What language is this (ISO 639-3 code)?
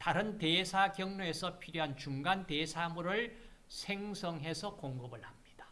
kor